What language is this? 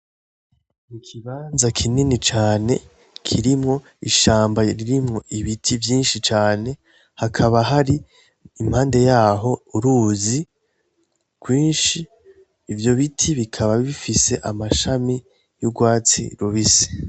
Rundi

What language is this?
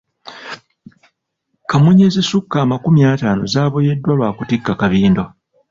Ganda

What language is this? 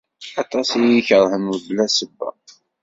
Kabyle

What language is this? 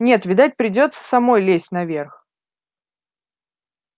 Russian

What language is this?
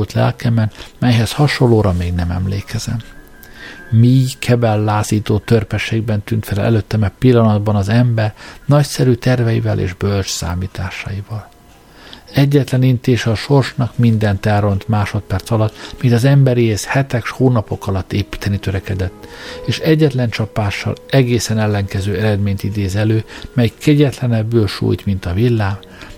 Hungarian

